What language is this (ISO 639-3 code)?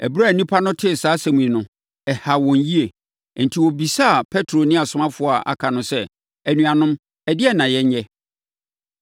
aka